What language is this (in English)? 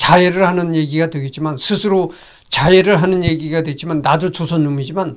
Korean